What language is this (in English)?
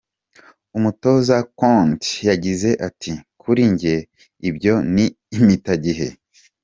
Kinyarwanda